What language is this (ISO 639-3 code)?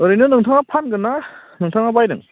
brx